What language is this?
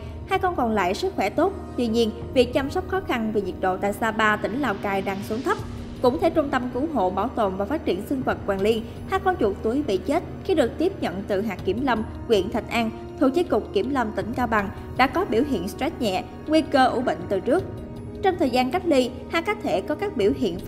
Vietnamese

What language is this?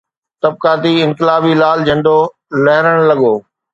Sindhi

